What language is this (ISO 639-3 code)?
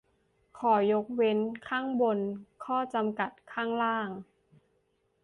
tha